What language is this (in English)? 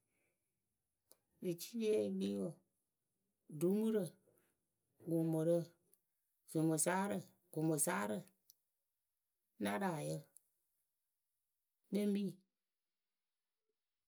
Akebu